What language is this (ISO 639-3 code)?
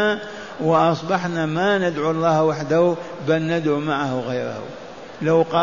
ara